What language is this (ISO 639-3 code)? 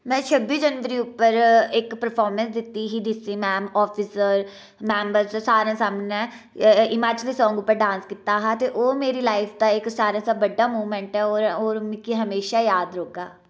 doi